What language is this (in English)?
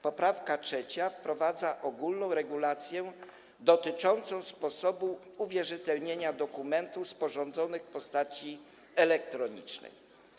Polish